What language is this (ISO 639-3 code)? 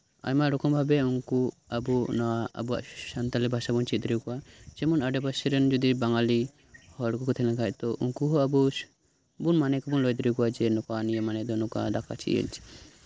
sat